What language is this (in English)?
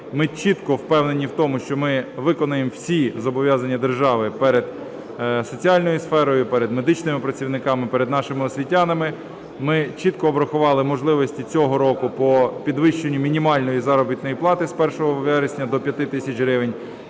Ukrainian